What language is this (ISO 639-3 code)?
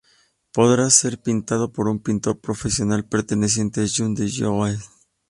spa